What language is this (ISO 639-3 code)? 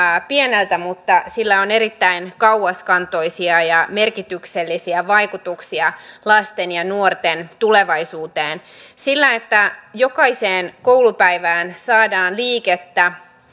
fin